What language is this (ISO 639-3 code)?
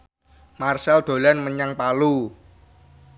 jav